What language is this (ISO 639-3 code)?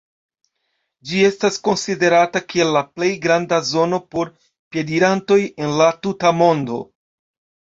epo